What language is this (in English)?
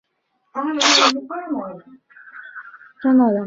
Chinese